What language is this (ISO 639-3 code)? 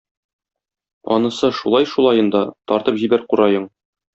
tat